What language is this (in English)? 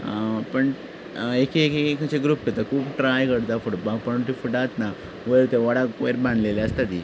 Konkani